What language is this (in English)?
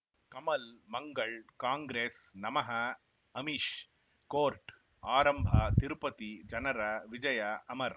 Kannada